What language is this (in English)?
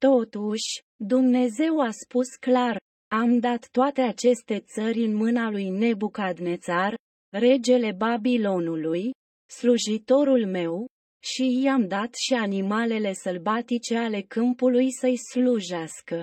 Romanian